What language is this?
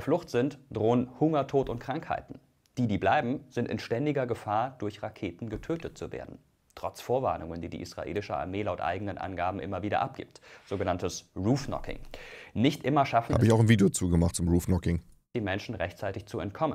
German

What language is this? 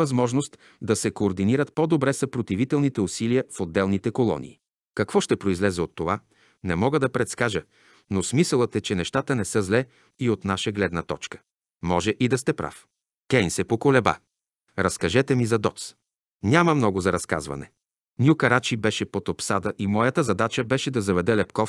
Bulgarian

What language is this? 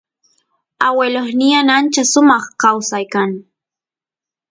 Santiago del Estero Quichua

